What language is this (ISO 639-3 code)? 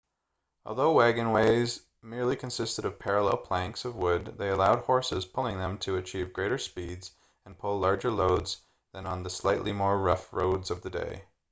eng